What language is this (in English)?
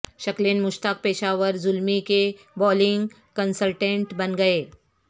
Urdu